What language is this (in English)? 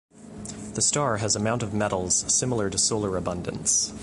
English